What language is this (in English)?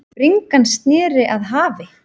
Icelandic